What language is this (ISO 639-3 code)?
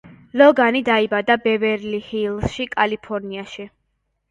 kat